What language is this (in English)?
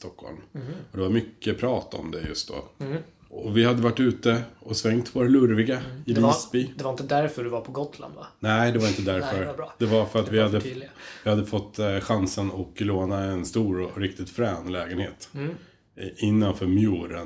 Swedish